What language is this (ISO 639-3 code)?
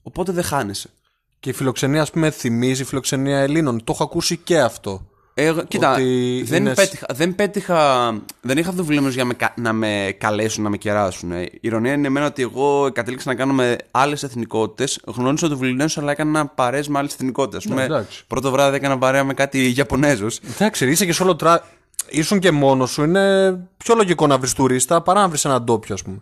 ell